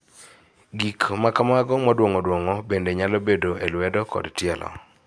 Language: Luo (Kenya and Tanzania)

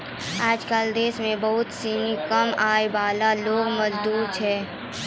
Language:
Maithili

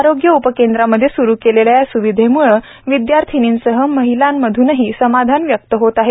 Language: Marathi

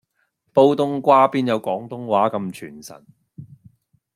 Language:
Cantonese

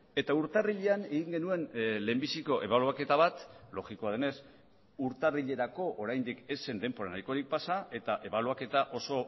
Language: Basque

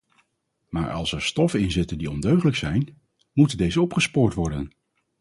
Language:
Dutch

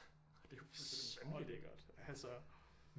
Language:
Danish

